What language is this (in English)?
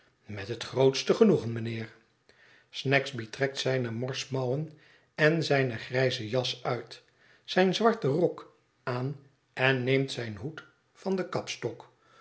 Dutch